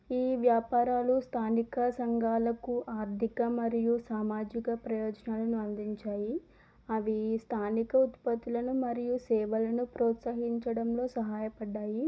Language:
Telugu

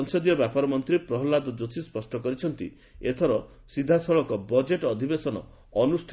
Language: Odia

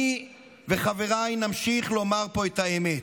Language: Hebrew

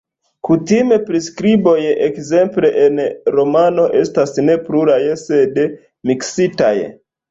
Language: Esperanto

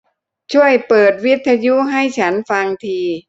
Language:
Thai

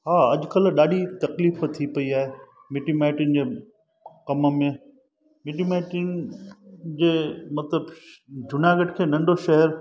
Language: Sindhi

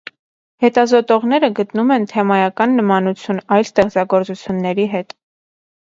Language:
Armenian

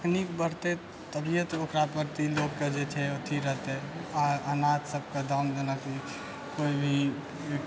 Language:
Maithili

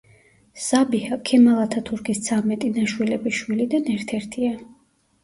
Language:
Georgian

